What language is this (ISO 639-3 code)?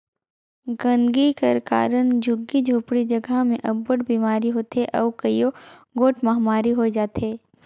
hne